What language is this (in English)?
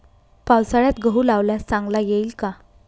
Marathi